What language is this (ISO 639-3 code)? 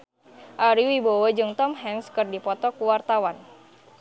sun